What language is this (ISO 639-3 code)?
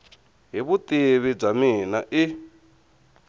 tso